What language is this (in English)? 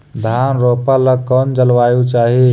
Magahi